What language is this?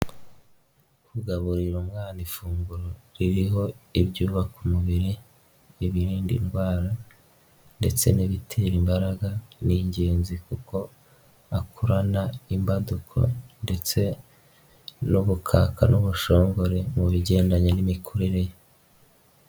Kinyarwanda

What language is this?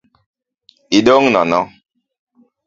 Luo (Kenya and Tanzania)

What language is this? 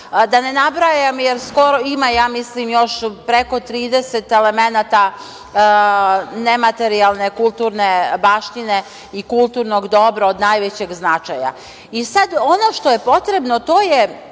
Serbian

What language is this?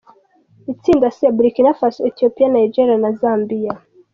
Kinyarwanda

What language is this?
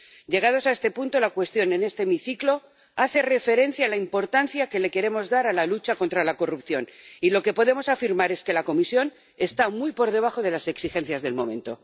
Spanish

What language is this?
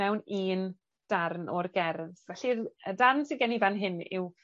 Welsh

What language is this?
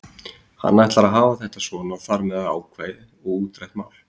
Icelandic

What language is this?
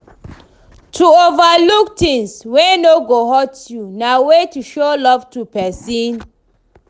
Nigerian Pidgin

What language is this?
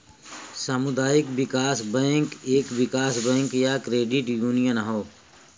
Bhojpuri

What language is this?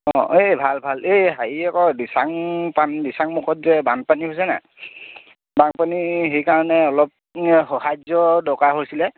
Assamese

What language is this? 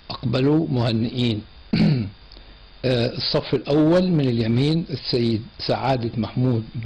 Arabic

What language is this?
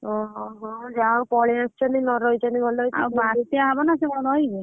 Odia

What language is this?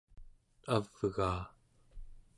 Central Yupik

